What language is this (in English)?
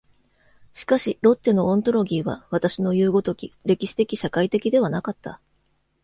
Japanese